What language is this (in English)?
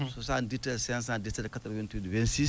Fula